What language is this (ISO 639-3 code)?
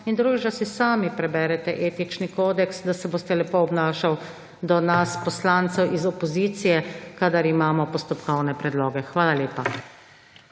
slv